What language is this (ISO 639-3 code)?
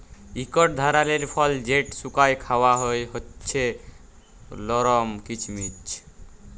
ben